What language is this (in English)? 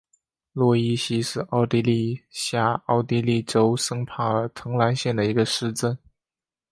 Chinese